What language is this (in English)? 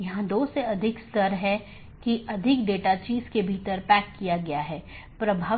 Hindi